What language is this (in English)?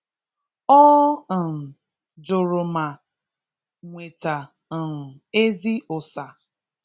Igbo